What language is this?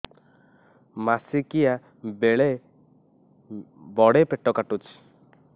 Odia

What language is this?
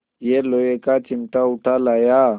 Hindi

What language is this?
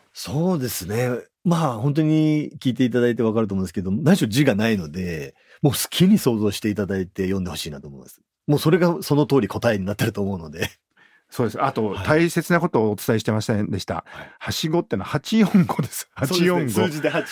Japanese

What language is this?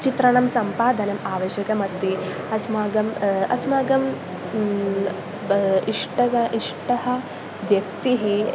Sanskrit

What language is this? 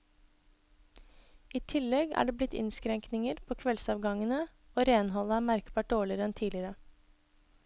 Norwegian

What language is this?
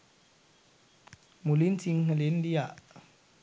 Sinhala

